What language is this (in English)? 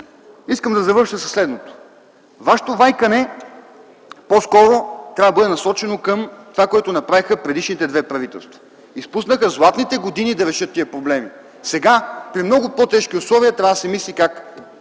Bulgarian